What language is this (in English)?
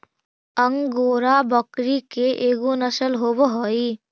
Magahi